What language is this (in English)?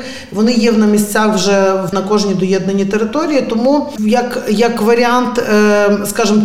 Ukrainian